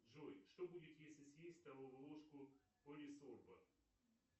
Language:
Russian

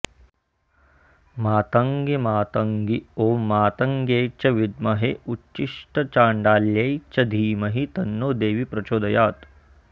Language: Sanskrit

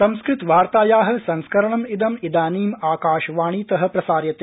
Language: Sanskrit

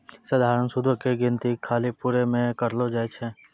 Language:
Maithili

